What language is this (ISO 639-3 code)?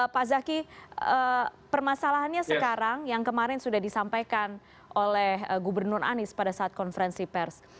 ind